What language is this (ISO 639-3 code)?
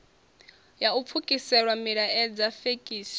ven